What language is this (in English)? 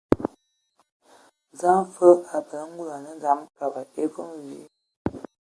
Ewondo